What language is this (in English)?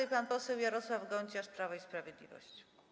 Polish